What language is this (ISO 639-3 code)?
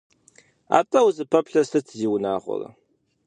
kbd